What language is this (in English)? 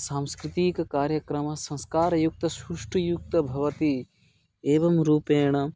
Sanskrit